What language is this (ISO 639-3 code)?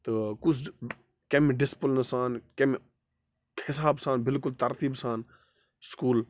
kas